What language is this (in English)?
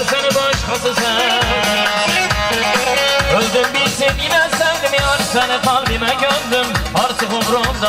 Arabic